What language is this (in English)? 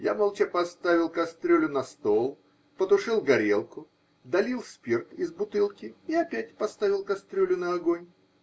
Russian